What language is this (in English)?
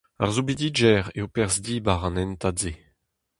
Breton